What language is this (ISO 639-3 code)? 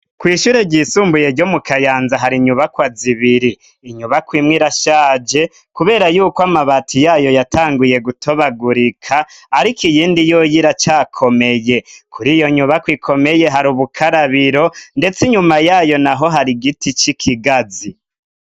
run